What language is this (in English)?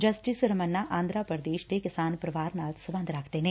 Punjabi